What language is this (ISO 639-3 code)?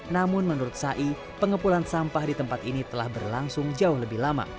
ind